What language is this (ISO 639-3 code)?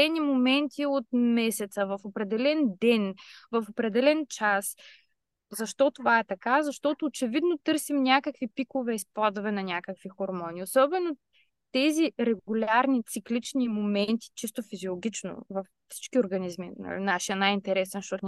bul